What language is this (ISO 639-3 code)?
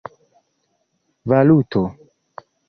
epo